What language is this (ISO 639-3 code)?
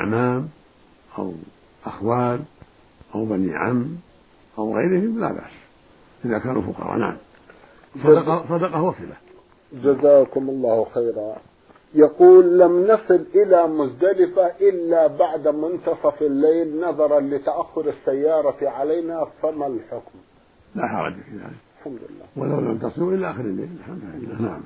ara